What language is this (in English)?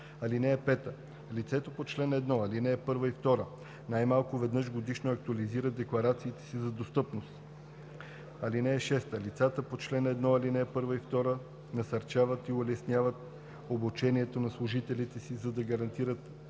Bulgarian